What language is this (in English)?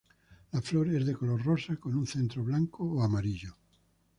Spanish